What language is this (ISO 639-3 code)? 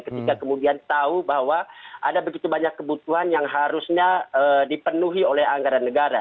ind